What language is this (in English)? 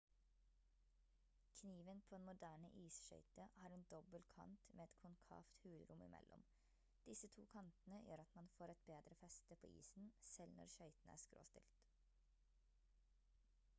Norwegian Bokmål